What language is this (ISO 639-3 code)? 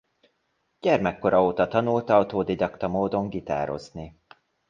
hun